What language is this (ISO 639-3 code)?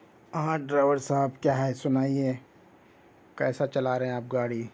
urd